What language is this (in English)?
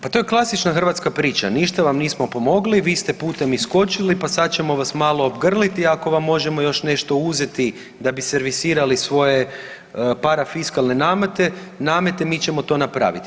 Croatian